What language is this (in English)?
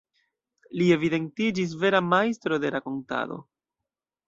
Esperanto